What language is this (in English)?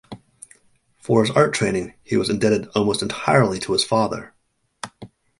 English